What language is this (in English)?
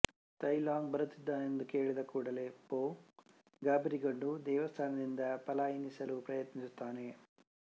Kannada